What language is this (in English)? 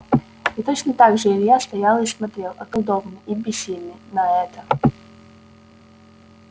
Russian